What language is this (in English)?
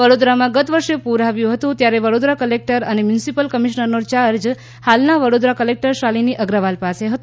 Gujarati